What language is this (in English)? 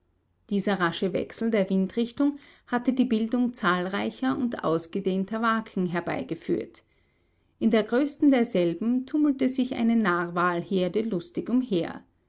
German